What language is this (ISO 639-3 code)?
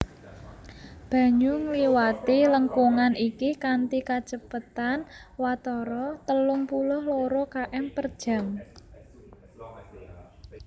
jav